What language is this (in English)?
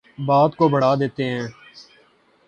Urdu